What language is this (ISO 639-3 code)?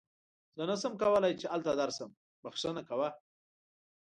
pus